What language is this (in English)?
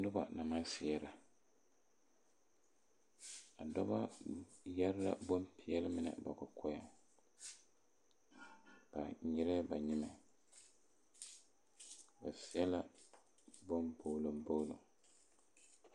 Southern Dagaare